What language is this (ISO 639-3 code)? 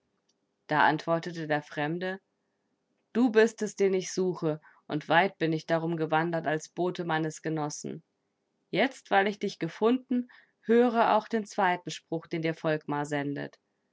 deu